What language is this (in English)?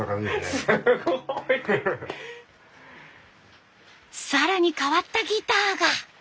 Japanese